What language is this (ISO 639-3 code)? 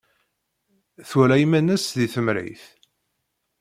kab